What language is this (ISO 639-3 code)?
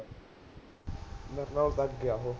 pan